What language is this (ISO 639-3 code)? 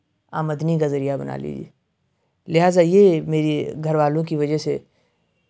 urd